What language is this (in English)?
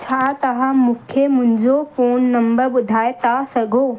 Sindhi